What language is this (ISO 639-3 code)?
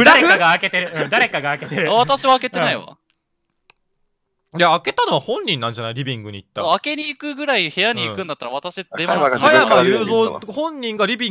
jpn